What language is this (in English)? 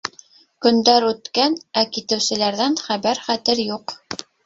Bashkir